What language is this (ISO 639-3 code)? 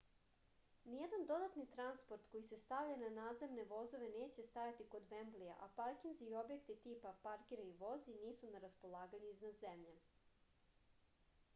srp